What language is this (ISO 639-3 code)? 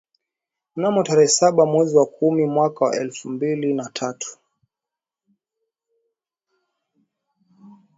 swa